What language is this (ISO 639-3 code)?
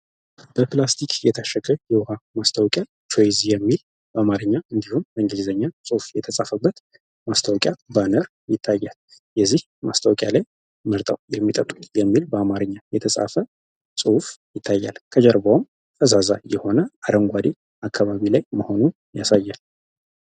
amh